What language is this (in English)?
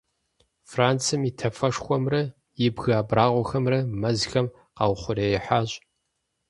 Kabardian